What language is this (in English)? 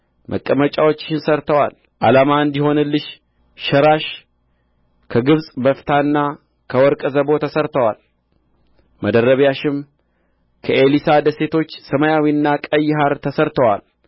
Amharic